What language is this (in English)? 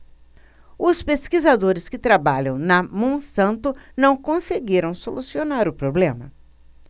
Portuguese